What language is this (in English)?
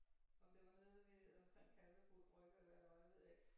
Danish